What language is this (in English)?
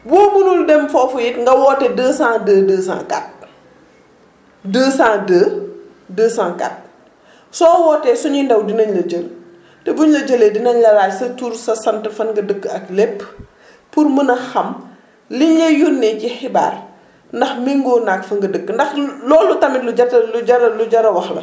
Wolof